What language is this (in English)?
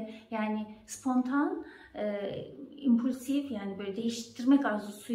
Turkish